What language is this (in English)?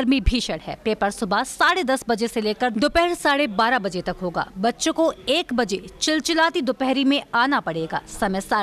Hindi